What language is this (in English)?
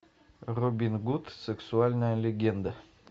Russian